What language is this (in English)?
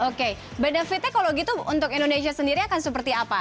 Indonesian